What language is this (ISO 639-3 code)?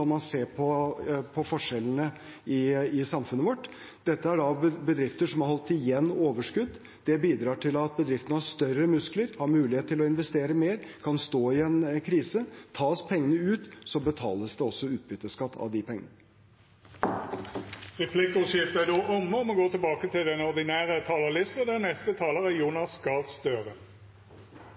nor